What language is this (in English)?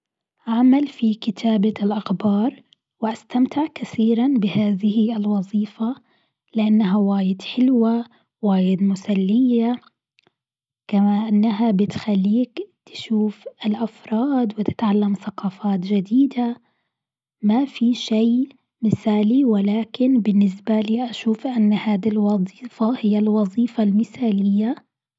Gulf Arabic